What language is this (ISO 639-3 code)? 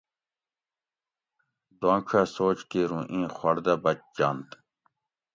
gwc